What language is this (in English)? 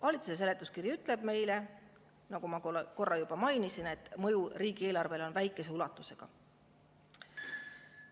Estonian